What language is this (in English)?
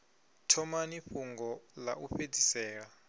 Venda